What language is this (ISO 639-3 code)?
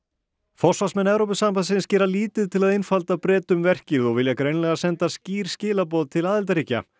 isl